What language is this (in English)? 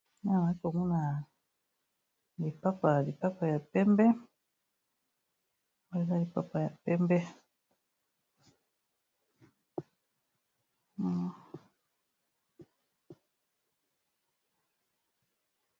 Lingala